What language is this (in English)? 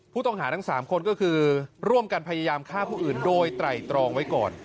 Thai